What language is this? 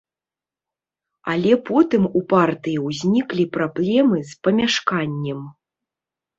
Belarusian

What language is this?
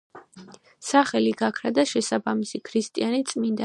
Georgian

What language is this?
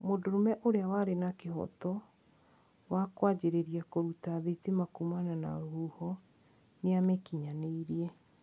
Kikuyu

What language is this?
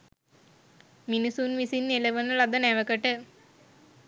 Sinhala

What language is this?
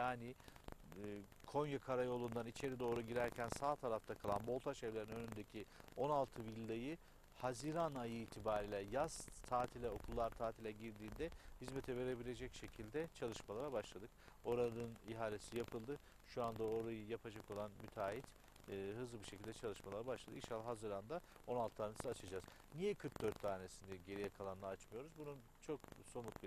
Turkish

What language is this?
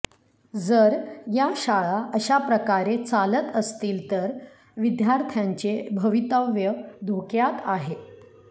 Marathi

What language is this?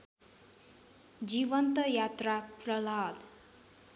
Nepali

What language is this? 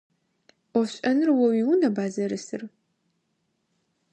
Adyghe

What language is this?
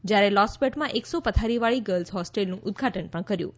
Gujarati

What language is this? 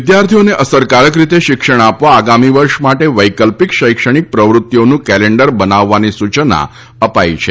Gujarati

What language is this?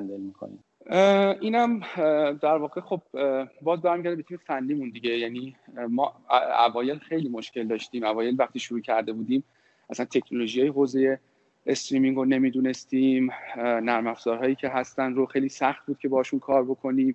Persian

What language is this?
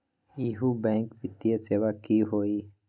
Magahi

